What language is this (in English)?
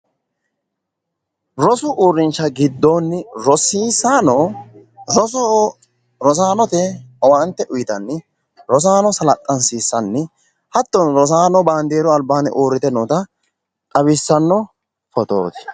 Sidamo